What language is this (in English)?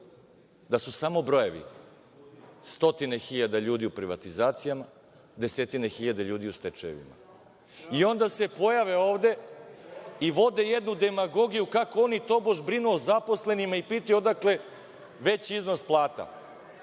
Serbian